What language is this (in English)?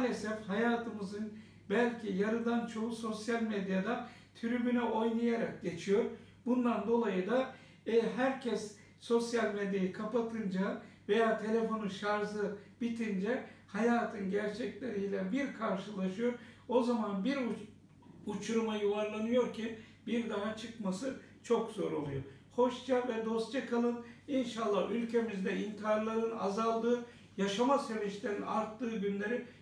Turkish